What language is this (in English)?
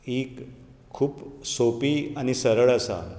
Konkani